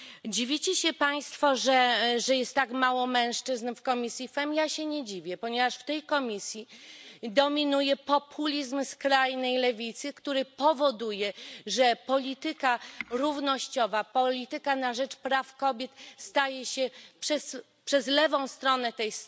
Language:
Polish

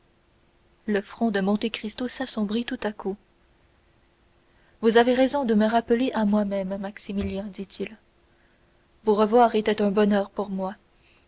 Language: French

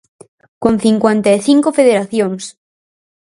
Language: Galician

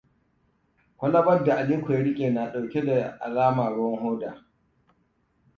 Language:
Hausa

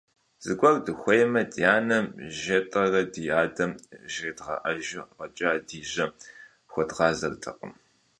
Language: Kabardian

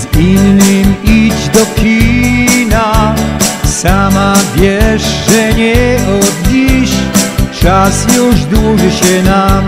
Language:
Polish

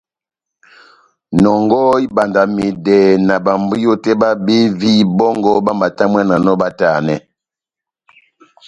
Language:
Batanga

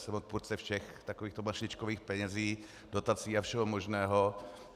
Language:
Czech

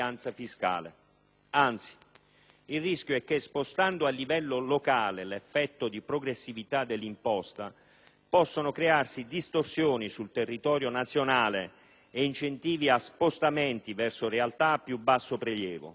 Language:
Italian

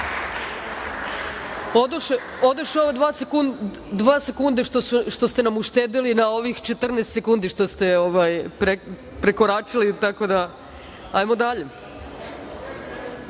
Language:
Serbian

